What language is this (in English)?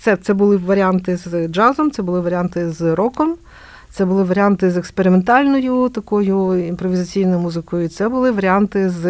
Ukrainian